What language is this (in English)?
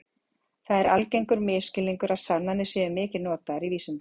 Icelandic